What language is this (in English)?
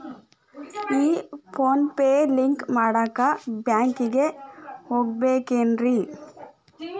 Kannada